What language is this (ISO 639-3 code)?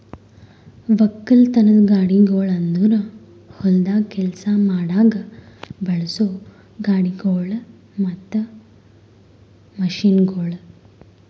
kan